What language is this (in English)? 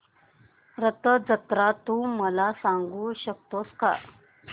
Marathi